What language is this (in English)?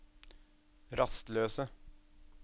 Norwegian